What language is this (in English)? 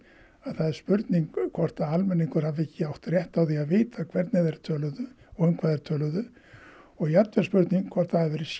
Icelandic